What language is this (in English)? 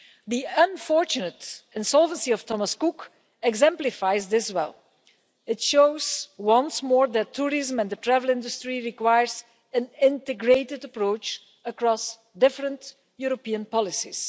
English